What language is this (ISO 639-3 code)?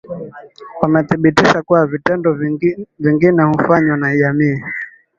swa